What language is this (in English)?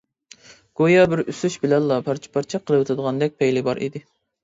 Uyghur